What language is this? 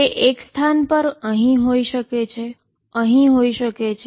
Gujarati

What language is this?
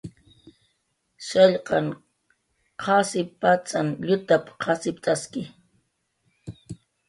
Jaqaru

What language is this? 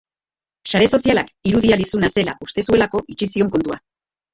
Basque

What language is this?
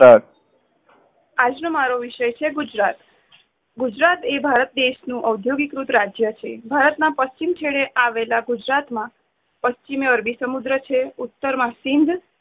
Gujarati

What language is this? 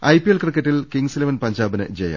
Malayalam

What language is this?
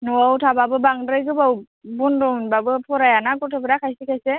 Bodo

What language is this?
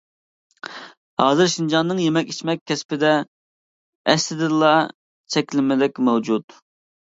Uyghur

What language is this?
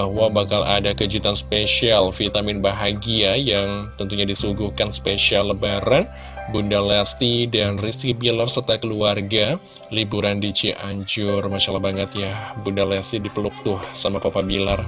Indonesian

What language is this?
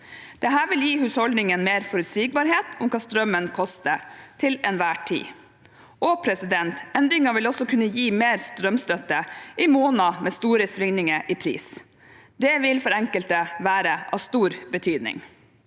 Norwegian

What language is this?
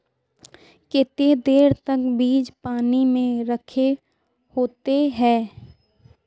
Magahi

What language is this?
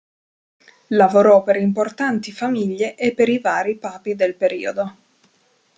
Italian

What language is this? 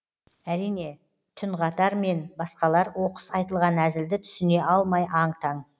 Kazakh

